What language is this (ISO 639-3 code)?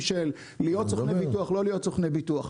heb